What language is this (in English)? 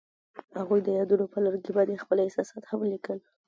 Pashto